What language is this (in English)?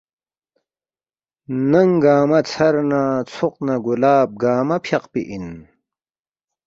Balti